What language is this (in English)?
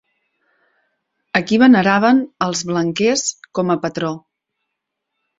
Catalan